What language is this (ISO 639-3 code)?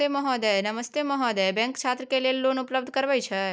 mai